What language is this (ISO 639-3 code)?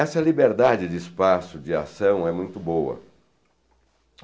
por